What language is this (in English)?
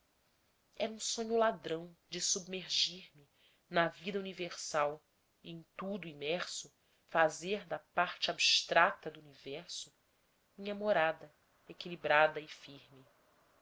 Portuguese